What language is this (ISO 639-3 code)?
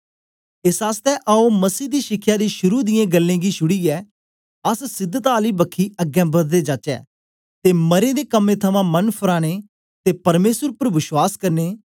doi